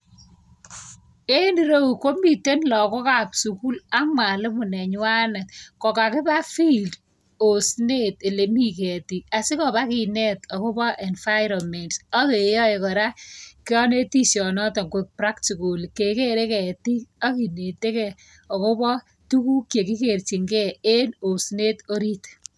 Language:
Kalenjin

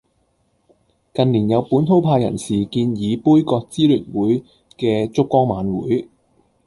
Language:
Cantonese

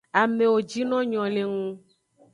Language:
Aja (Benin)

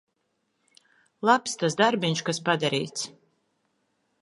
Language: Latvian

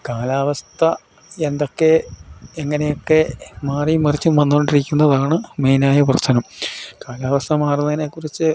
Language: Malayalam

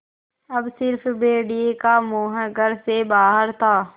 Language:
Hindi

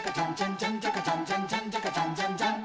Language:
Japanese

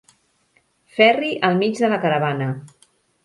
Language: Catalan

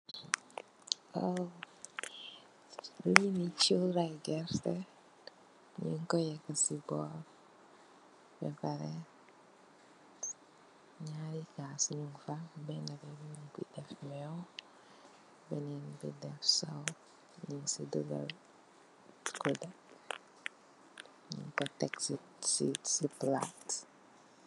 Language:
Wolof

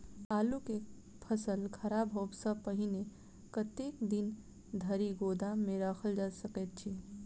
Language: Maithili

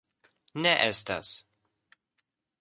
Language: Esperanto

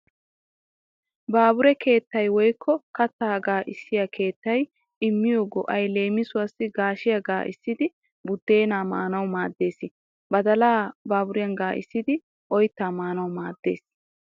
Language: Wolaytta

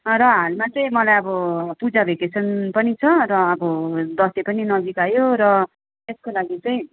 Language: Nepali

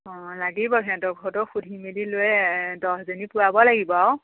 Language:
Assamese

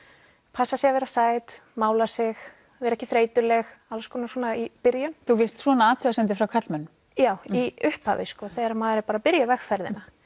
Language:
Icelandic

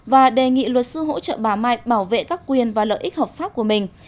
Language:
Vietnamese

